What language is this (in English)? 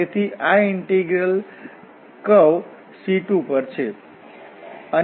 Gujarati